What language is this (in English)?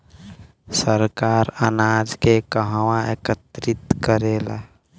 Bhojpuri